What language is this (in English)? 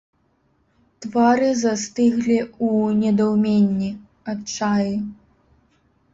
Belarusian